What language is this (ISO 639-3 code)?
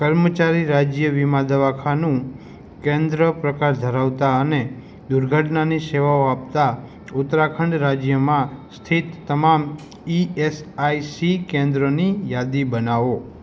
guj